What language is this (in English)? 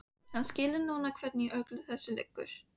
Icelandic